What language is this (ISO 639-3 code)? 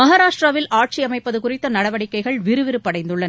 tam